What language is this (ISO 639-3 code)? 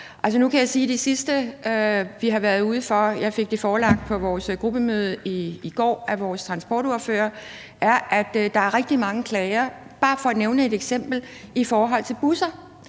dan